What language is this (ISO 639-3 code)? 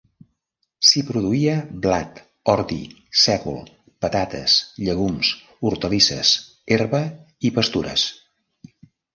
cat